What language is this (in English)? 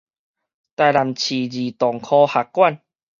Min Nan Chinese